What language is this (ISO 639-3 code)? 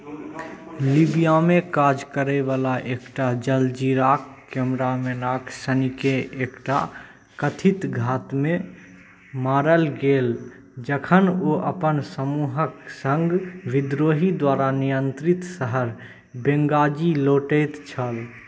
mai